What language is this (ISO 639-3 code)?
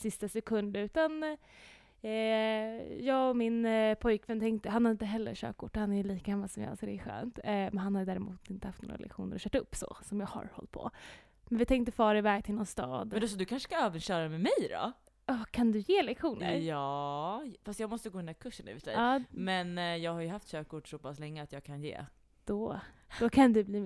swe